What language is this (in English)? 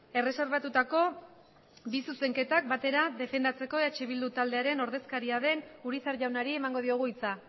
Basque